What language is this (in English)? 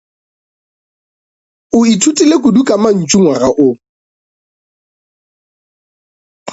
Northern Sotho